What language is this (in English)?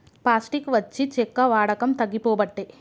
Telugu